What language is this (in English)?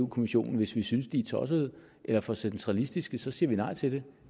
Danish